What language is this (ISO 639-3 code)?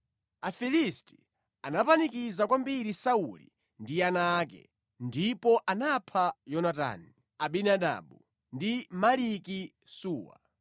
nya